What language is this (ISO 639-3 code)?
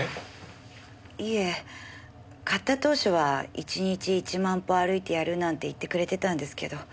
jpn